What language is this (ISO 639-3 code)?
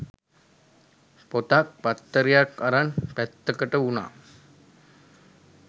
sin